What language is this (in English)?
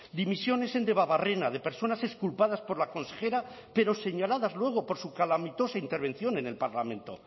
Spanish